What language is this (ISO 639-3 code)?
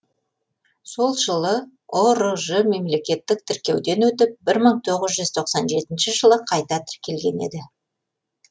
kaz